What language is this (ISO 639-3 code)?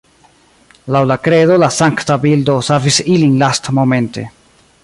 epo